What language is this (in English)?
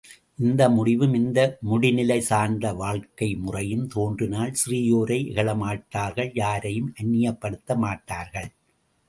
Tamil